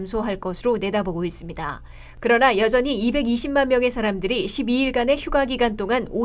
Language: Korean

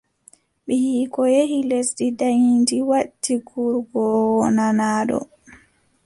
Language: Adamawa Fulfulde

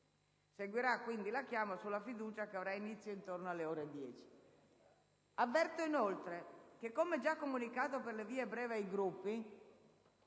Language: Italian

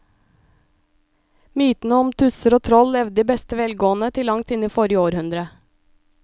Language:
Norwegian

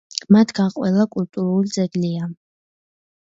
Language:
Georgian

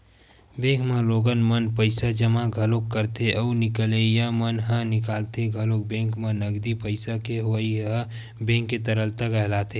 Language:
Chhattisgarhi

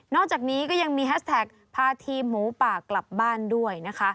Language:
Thai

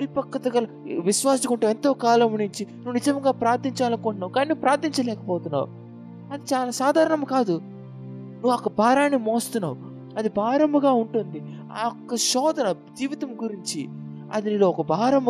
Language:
Telugu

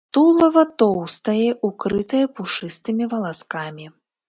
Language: Belarusian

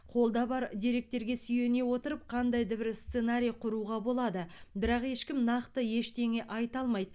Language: Kazakh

